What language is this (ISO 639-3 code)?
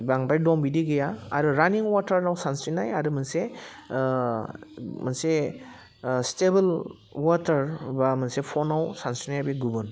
brx